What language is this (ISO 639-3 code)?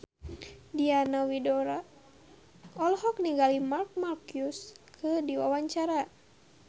sun